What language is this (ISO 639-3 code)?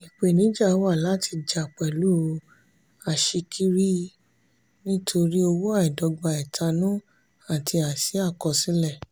yor